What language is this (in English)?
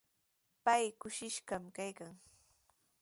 Sihuas Ancash Quechua